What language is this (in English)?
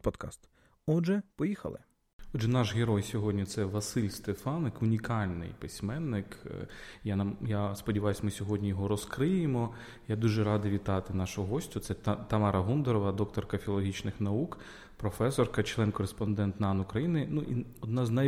Ukrainian